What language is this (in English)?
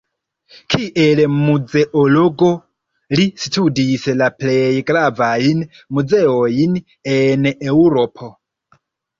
Esperanto